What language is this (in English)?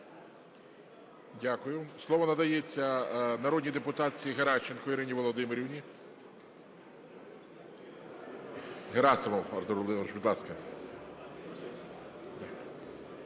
Ukrainian